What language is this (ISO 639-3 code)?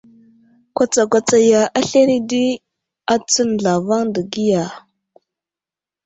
udl